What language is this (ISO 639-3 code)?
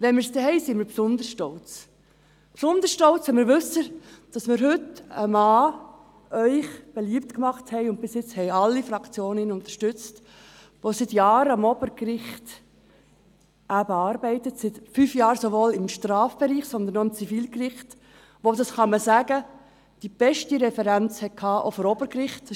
gsw